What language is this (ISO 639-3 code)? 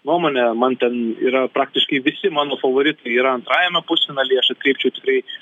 lit